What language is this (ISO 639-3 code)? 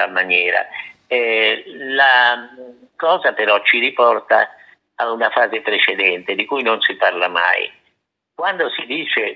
ita